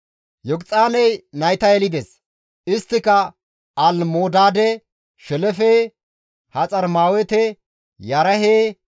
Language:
Gamo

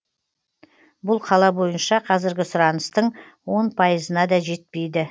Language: Kazakh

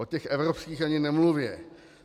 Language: Czech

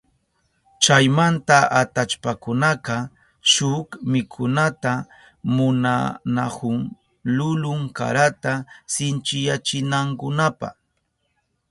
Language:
Southern Pastaza Quechua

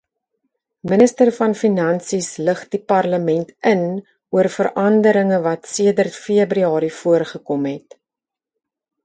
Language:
Afrikaans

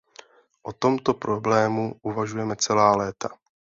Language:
Czech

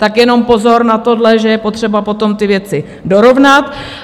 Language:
Czech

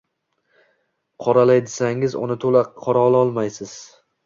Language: Uzbek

